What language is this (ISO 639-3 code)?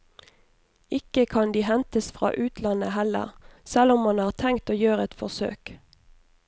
nor